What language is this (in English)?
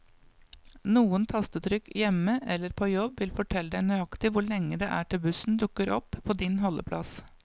Norwegian